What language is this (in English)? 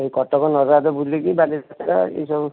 Odia